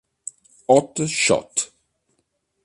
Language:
Italian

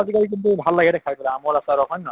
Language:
Assamese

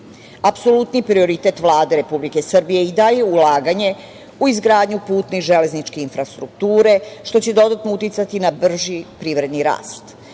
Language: Serbian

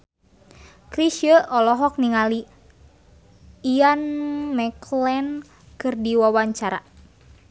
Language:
Sundanese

